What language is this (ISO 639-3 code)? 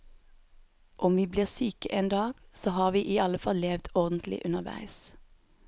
nor